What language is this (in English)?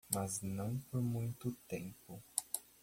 Portuguese